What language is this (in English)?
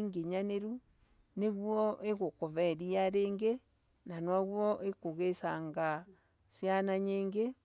Embu